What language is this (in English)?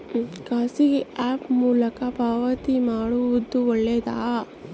Kannada